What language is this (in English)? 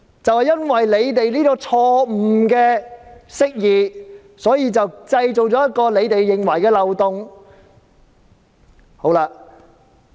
Cantonese